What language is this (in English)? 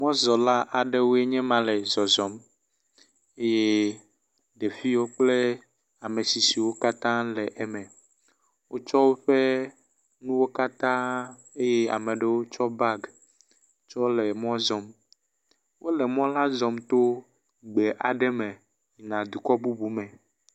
Ewe